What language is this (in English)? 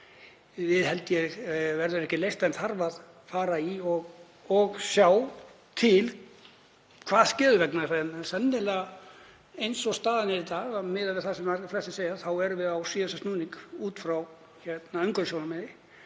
Icelandic